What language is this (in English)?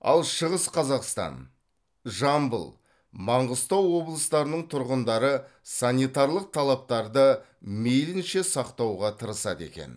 Kazakh